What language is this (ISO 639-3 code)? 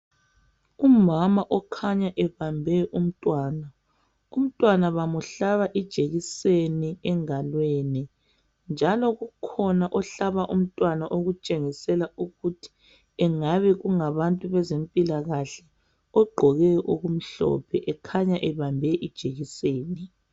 nde